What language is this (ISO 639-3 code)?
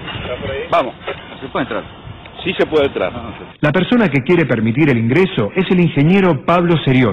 spa